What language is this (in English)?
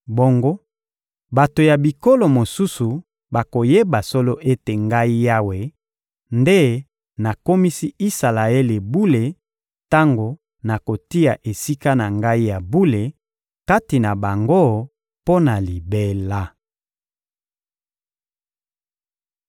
Lingala